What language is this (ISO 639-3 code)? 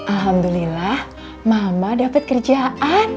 ind